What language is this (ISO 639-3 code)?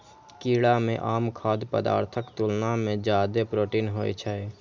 mai